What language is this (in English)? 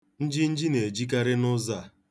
Igbo